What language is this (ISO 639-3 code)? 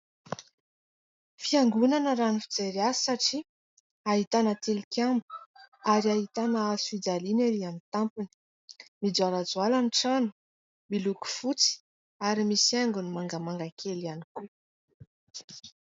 mlg